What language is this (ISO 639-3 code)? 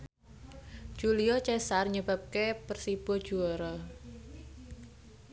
jav